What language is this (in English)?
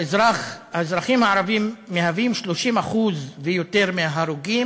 Hebrew